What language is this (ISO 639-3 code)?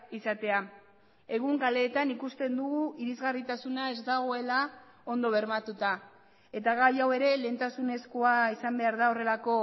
eus